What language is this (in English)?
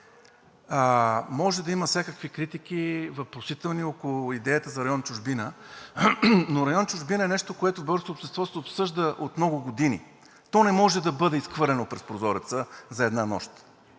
Bulgarian